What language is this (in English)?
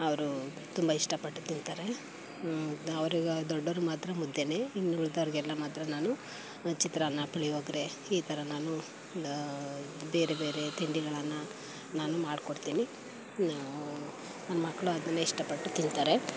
Kannada